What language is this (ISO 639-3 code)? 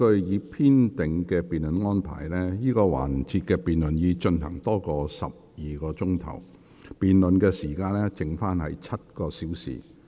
yue